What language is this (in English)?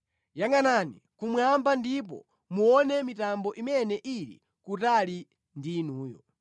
Nyanja